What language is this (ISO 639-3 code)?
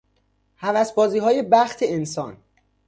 fas